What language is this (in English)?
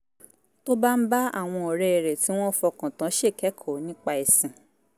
Yoruba